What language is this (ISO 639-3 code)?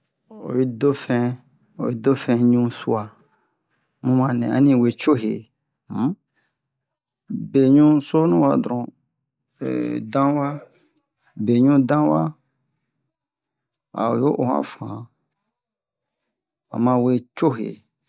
bmq